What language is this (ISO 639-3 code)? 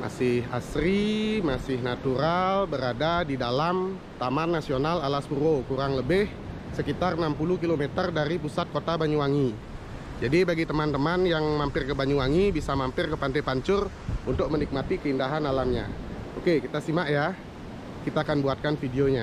ind